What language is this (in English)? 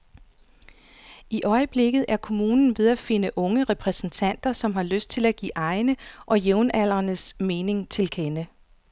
Danish